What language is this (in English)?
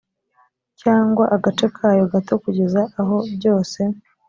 Kinyarwanda